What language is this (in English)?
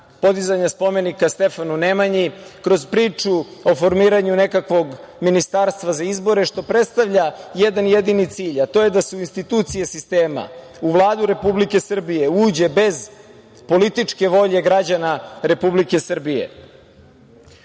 Serbian